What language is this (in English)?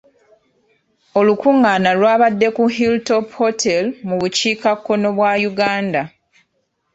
Ganda